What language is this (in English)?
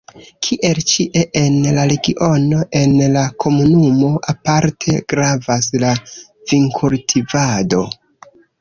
Esperanto